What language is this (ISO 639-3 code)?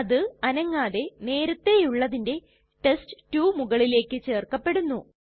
mal